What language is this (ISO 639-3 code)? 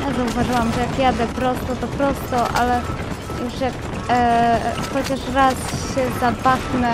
pol